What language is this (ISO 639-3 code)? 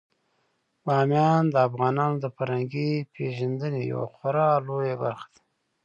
pus